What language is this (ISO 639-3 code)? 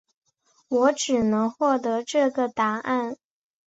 zho